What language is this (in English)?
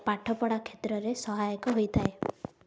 Odia